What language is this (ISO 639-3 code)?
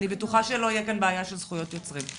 heb